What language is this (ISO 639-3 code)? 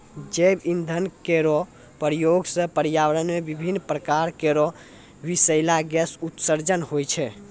mai